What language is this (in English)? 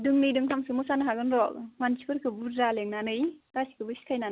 Bodo